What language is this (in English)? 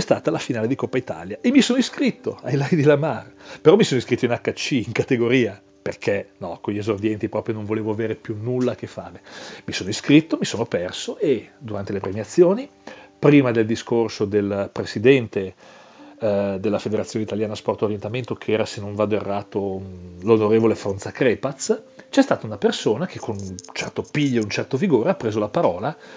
Italian